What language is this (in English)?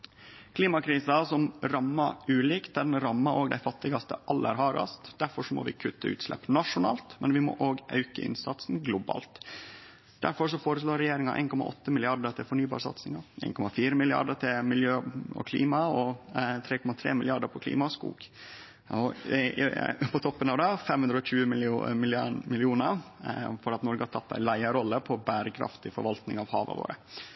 Norwegian Nynorsk